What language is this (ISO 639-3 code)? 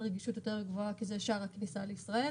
heb